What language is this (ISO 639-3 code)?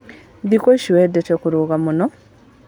kik